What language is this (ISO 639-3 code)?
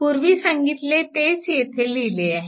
mar